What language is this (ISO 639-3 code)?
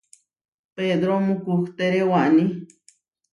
var